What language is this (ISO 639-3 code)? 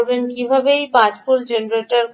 ben